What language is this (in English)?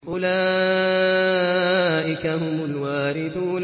Arabic